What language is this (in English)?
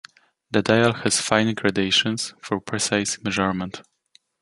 English